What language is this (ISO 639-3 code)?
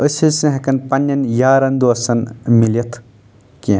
kas